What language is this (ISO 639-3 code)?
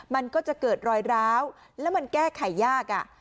tha